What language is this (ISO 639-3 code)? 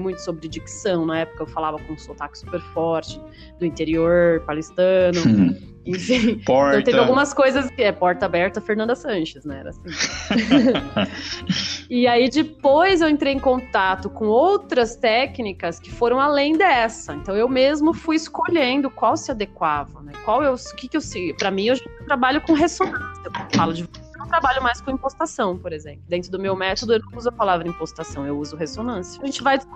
por